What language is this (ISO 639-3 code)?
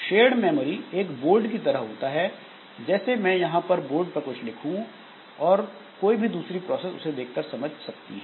hin